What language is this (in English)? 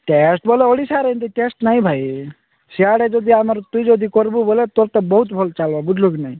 Odia